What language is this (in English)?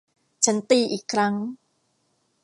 Thai